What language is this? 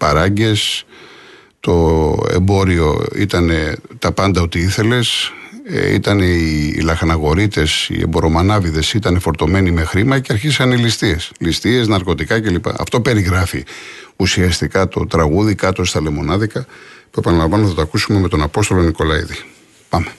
Greek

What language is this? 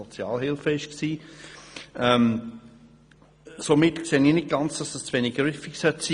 Swiss German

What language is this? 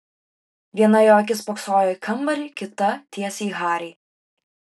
Lithuanian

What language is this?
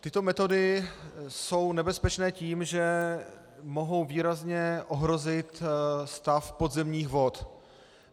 Czech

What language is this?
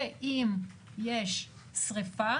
Hebrew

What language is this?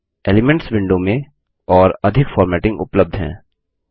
Hindi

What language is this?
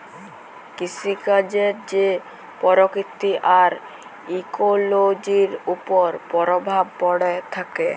Bangla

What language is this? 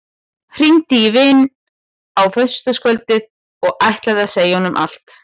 Icelandic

